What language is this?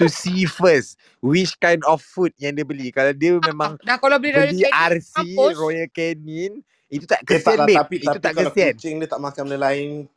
Malay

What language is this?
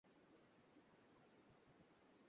Bangla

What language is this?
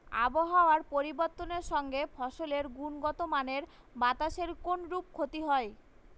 Bangla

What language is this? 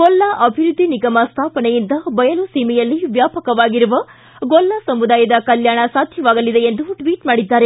Kannada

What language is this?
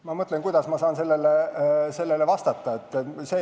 Estonian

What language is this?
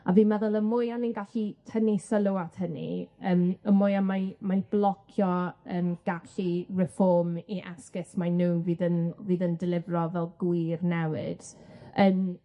Welsh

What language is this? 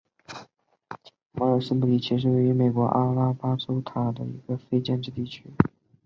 Chinese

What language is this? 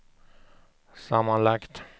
Swedish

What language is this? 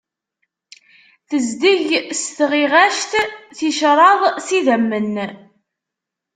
Kabyle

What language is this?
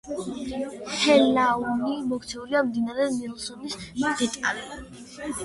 Georgian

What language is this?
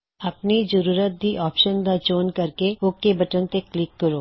Punjabi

